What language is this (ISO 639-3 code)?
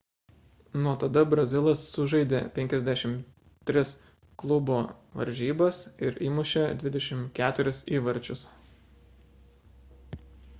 lit